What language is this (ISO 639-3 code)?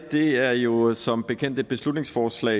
dan